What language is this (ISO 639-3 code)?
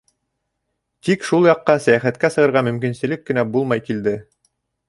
bak